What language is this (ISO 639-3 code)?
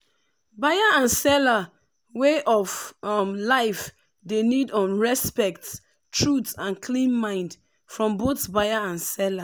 pcm